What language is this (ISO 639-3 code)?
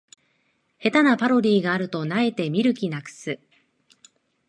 jpn